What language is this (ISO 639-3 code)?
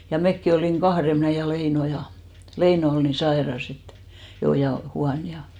fin